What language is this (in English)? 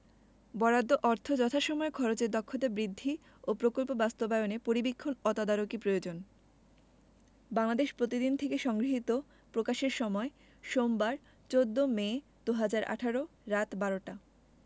Bangla